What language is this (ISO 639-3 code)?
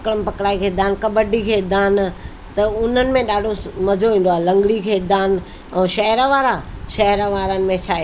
snd